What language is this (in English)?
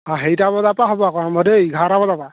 Assamese